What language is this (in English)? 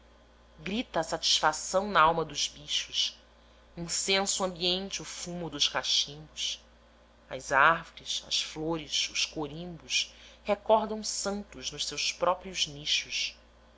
Portuguese